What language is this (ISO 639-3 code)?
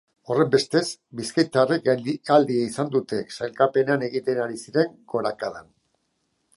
eus